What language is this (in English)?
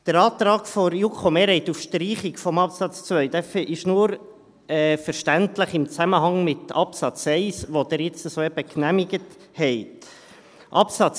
Swiss German